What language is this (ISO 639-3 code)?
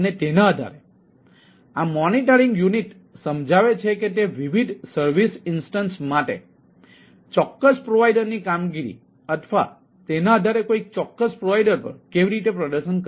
guj